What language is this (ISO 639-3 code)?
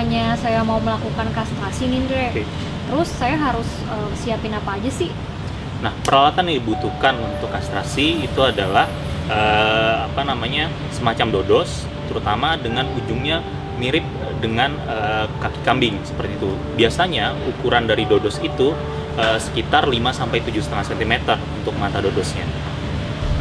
ind